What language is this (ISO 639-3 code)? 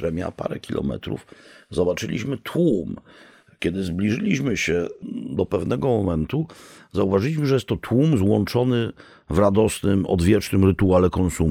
pol